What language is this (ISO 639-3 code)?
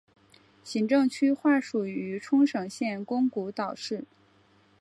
zho